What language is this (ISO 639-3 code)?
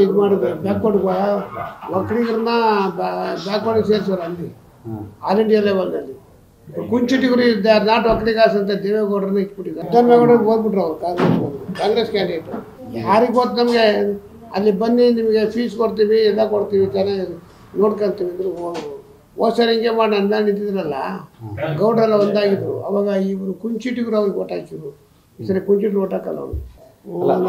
kan